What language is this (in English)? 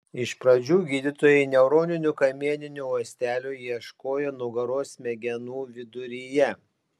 Lithuanian